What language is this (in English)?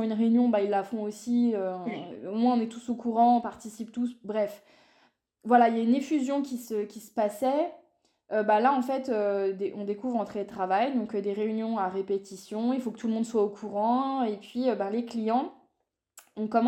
French